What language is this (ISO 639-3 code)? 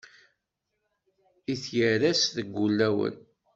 kab